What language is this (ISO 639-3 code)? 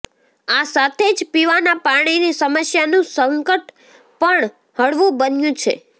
guj